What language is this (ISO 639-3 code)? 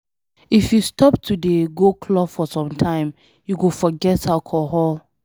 pcm